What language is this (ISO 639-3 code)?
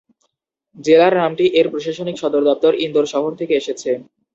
ben